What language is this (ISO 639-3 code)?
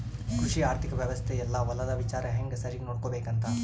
kan